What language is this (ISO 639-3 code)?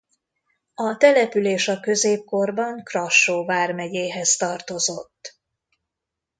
hun